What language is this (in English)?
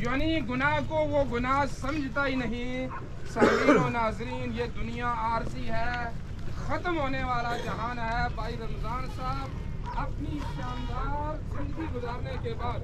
Arabic